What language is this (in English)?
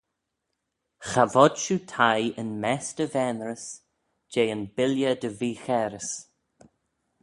Manx